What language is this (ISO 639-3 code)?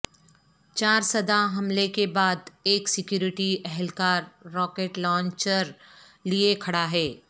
urd